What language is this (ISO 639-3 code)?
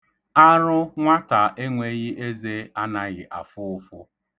ibo